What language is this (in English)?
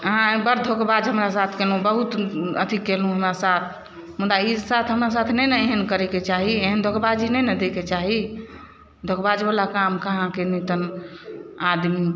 Maithili